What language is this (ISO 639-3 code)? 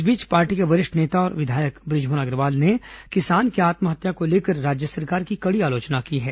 hin